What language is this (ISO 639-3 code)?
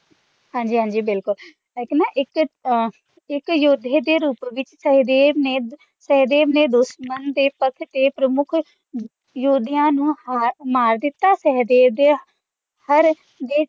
pan